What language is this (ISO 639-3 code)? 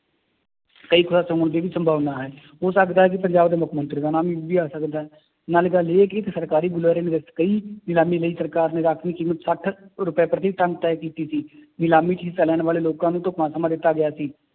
pan